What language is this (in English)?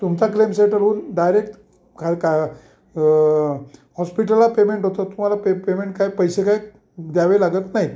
Marathi